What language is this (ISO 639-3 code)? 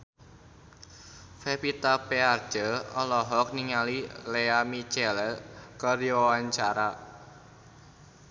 sun